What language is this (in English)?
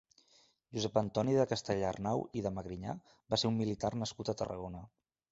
Catalan